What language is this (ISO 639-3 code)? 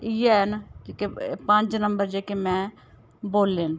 doi